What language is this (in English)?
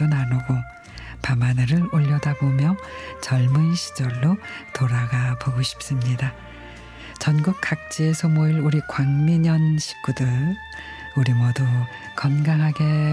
Korean